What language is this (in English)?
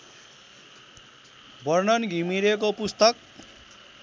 Nepali